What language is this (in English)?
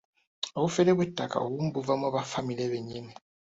Ganda